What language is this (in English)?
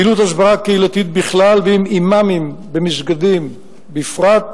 Hebrew